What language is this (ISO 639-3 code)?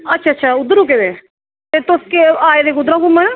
doi